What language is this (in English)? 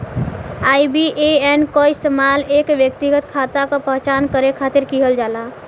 Bhojpuri